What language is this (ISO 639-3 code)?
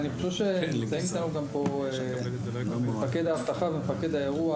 heb